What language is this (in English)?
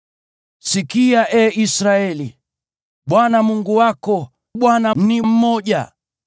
Swahili